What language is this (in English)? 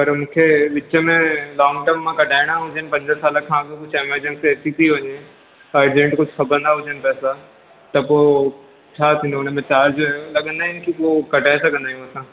Sindhi